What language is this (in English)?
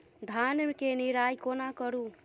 Maithili